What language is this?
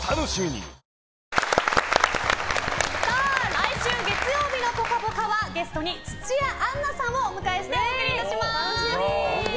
Japanese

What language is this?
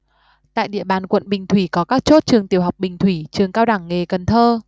Vietnamese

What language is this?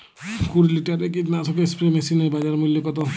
Bangla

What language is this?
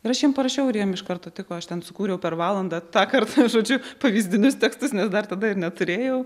Lithuanian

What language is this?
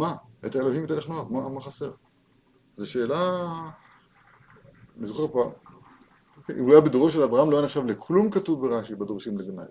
Hebrew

